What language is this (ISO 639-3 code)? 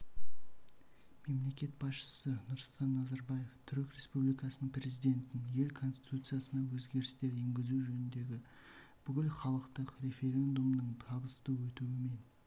kaz